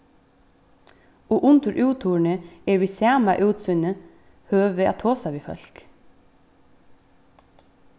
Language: Faroese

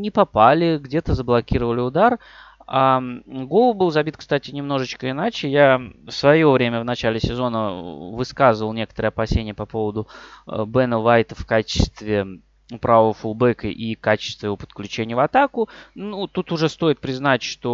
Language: Russian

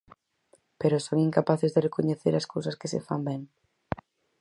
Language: Galician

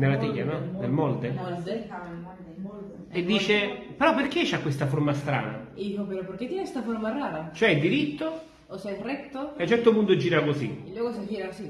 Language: Italian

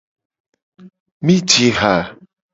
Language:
Gen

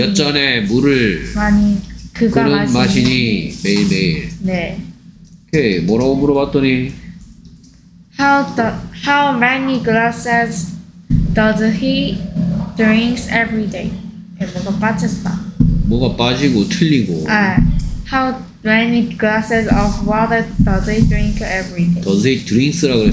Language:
Korean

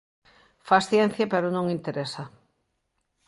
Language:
Galician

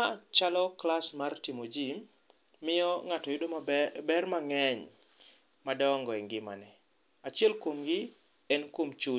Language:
Luo (Kenya and Tanzania)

